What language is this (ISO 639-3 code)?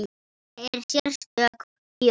isl